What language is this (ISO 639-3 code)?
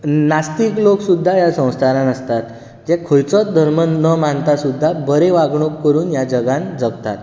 kok